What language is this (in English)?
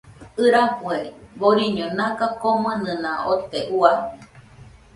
Nüpode Huitoto